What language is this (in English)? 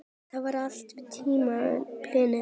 Icelandic